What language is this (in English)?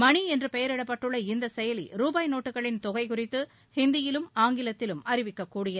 Tamil